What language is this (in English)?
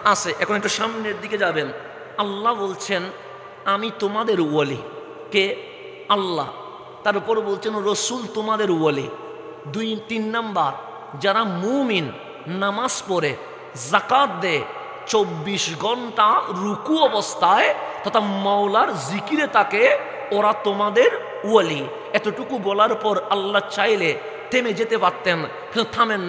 Bangla